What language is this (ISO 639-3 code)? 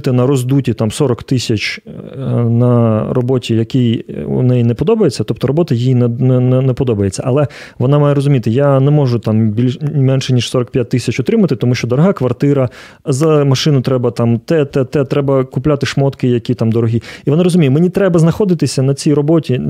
ukr